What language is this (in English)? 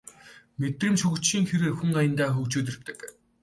Mongolian